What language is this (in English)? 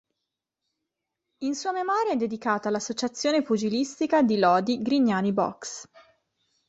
Italian